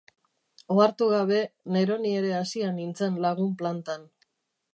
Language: Basque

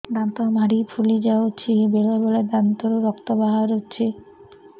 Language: Odia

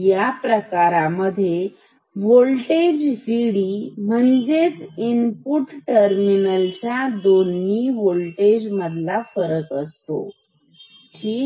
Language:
Marathi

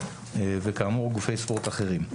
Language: Hebrew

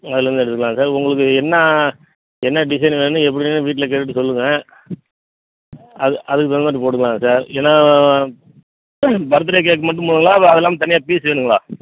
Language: Tamil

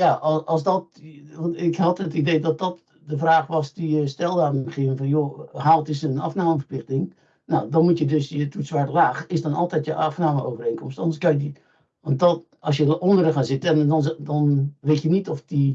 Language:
Dutch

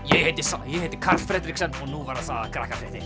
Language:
Icelandic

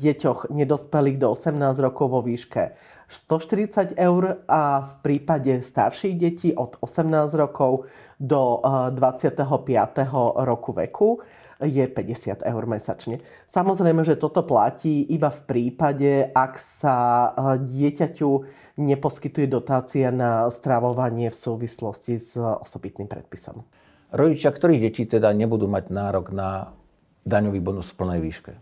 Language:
Slovak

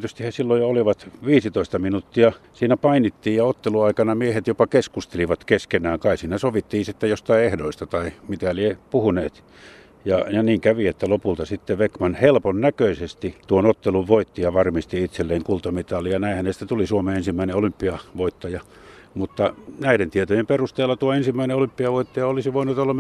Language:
Finnish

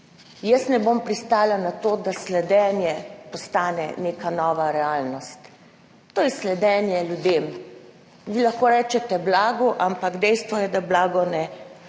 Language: Slovenian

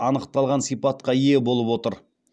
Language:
Kazakh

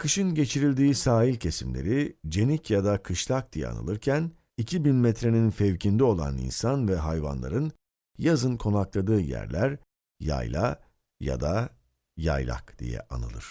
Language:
Turkish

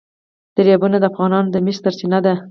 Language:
Pashto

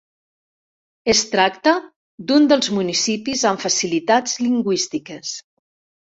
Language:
Catalan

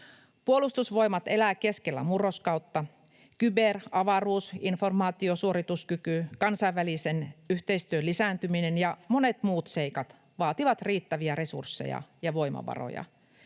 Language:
Finnish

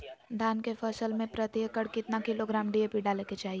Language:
Magahi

